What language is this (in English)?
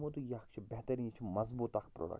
Kashmiri